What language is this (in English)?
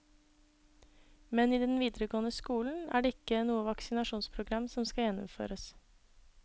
Norwegian